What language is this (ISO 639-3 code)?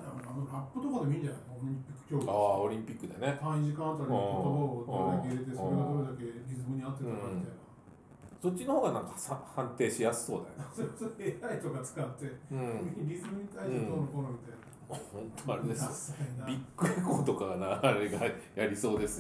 jpn